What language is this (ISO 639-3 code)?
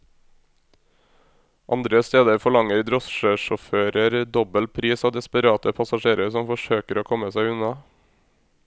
nor